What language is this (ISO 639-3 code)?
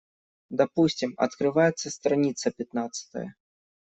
rus